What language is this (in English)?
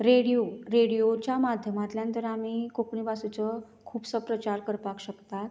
Konkani